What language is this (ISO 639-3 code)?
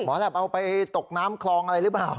tha